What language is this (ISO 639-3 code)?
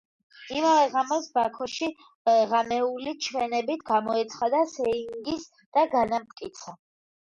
kat